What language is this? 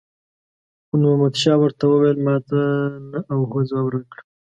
Pashto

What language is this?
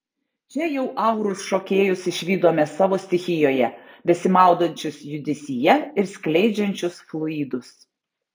Lithuanian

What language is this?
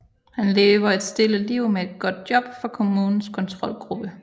Danish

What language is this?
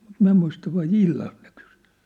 Finnish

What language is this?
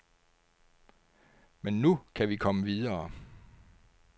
Danish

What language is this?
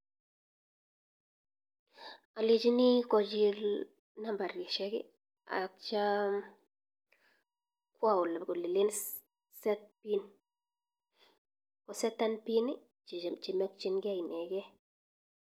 Kalenjin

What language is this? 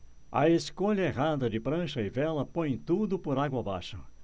Portuguese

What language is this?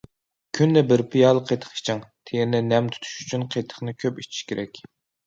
Uyghur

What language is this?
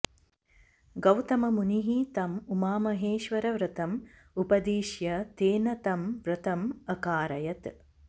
Sanskrit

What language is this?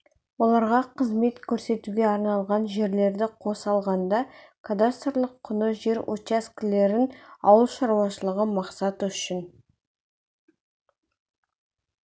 Kazakh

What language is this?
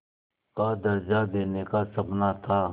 Hindi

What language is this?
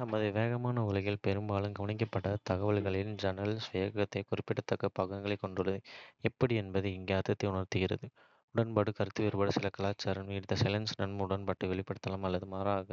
Kota (India)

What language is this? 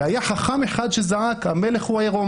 Hebrew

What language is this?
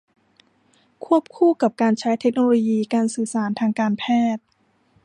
Thai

